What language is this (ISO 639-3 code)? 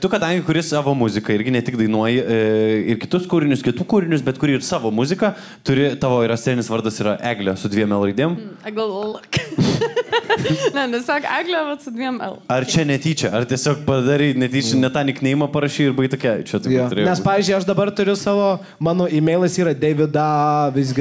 lit